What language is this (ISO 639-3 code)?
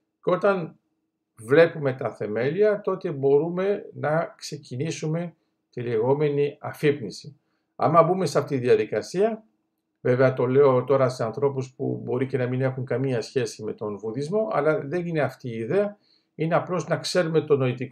ell